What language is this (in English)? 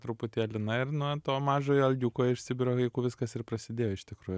Lithuanian